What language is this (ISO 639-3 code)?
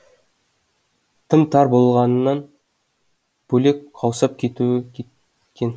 kaz